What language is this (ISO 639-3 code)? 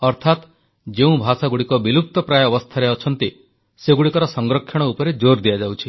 ori